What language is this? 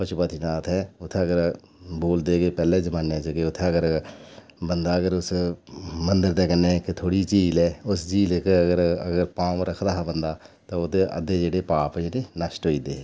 Dogri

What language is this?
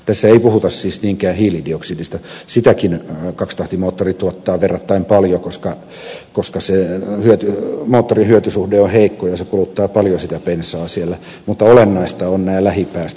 Finnish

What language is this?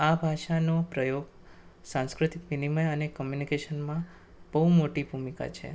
Gujarati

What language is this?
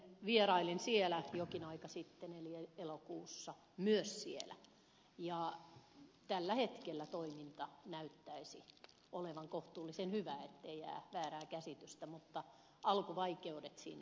Finnish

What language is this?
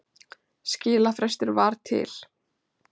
Icelandic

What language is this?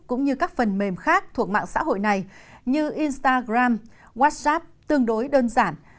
Vietnamese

